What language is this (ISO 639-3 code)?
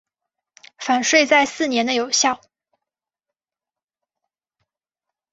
zho